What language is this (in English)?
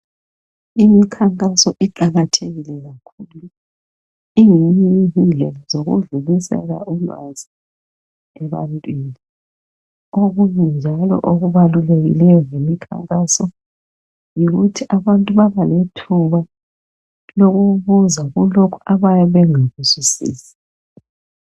North Ndebele